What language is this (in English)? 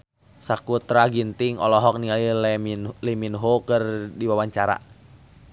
Sundanese